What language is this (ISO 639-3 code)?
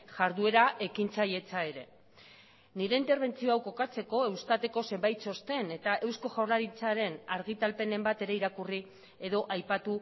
eus